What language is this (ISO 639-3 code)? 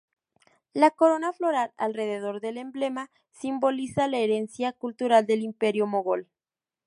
spa